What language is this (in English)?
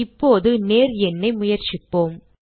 Tamil